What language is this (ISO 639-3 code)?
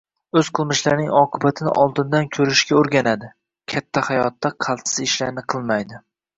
uzb